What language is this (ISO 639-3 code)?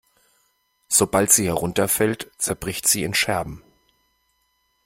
deu